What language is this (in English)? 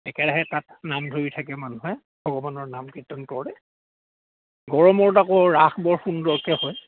Assamese